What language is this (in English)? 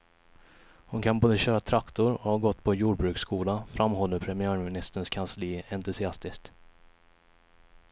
Swedish